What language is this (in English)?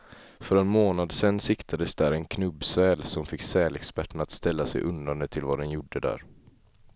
Swedish